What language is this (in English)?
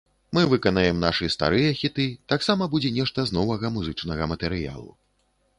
Belarusian